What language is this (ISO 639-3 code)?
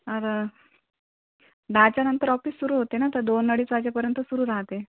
mar